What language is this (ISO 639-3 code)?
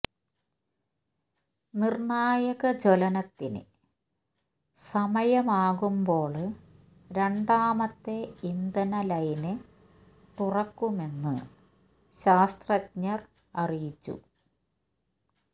mal